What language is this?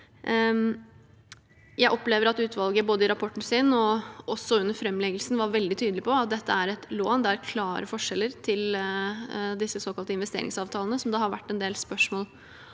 Norwegian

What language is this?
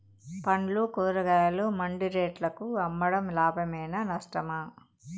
Telugu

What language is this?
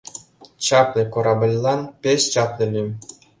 Mari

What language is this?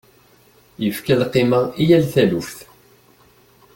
Kabyle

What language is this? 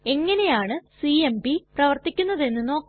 Malayalam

